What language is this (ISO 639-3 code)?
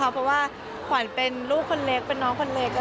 tha